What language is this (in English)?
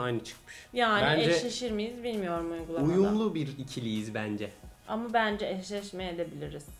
Turkish